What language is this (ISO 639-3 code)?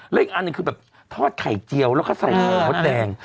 tha